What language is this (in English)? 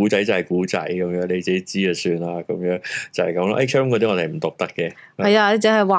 Chinese